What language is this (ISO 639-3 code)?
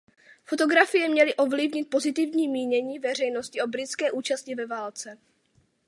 ces